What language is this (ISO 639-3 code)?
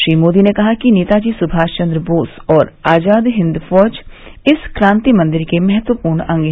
hin